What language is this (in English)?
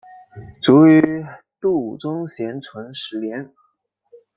Chinese